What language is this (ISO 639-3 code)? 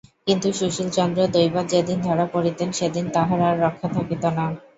ben